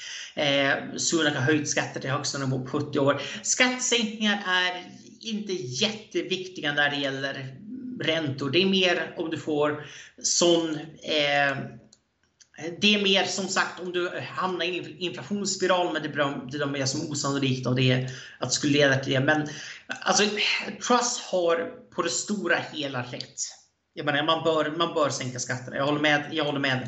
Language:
Swedish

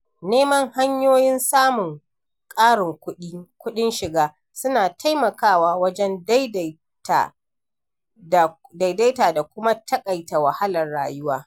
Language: Hausa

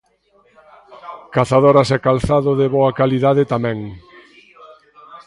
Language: Galician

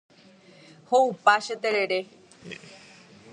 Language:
Guarani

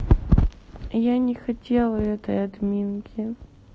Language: Russian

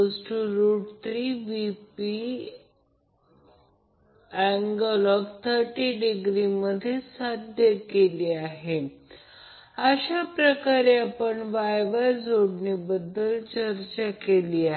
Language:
Marathi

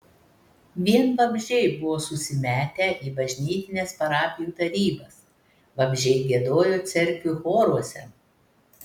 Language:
Lithuanian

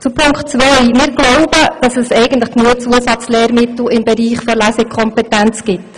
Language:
Swiss German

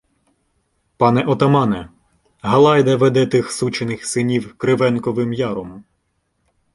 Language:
Ukrainian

